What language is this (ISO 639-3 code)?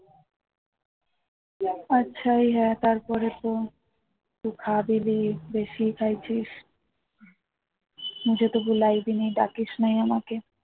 ben